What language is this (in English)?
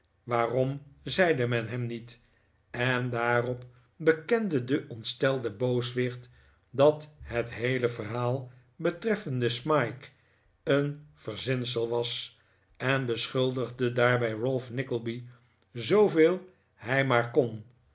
Dutch